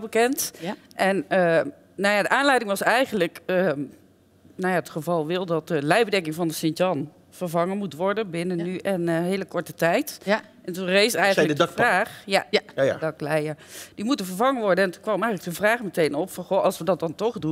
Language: Dutch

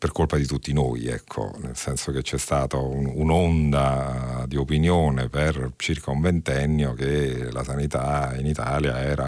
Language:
Italian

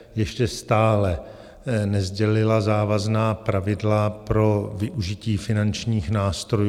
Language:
Czech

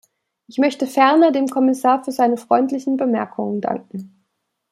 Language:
German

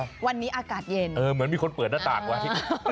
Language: Thai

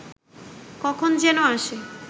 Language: Bangla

